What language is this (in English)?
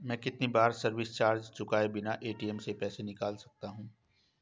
Hindi